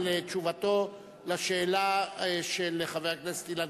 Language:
Hebrew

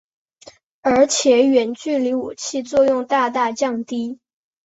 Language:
Chinese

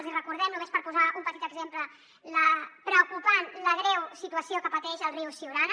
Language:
Catalan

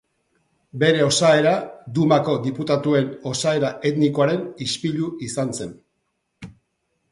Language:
Basque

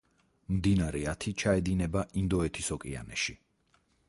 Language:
Georgian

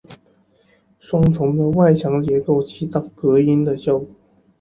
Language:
Chinese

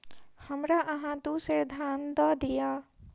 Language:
Maithili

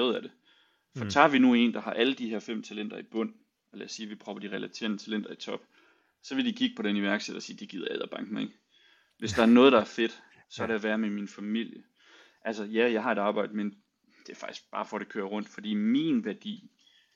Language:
Danish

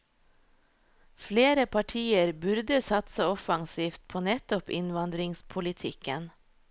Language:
Norwegian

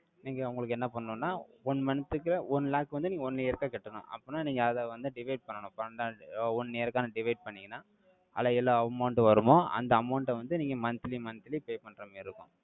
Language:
Tamil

